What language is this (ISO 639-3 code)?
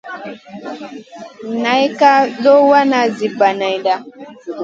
mcn